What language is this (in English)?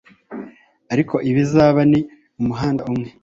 Kinyarwanda